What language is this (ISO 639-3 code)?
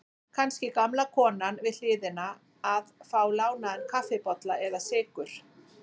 isl